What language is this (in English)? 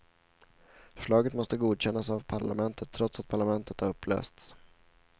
Swedish